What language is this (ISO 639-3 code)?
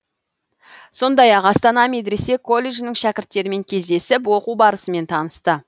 kaz